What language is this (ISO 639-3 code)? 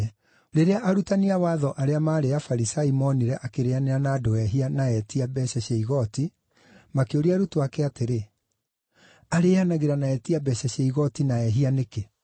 kik